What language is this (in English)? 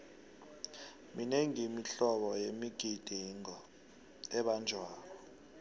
South Ndebele